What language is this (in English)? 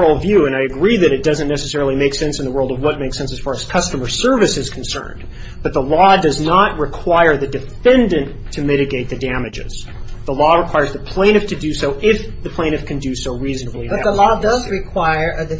English